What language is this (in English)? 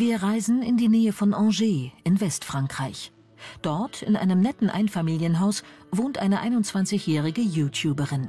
German